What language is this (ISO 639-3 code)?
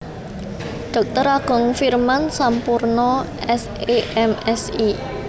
jav